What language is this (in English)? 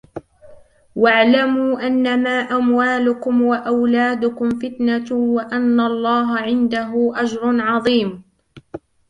Arabic